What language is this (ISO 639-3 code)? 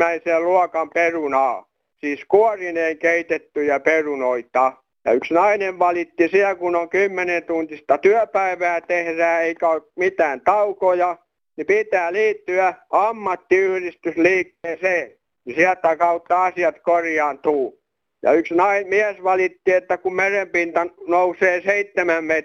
fin